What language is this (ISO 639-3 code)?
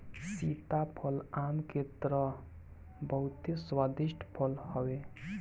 bho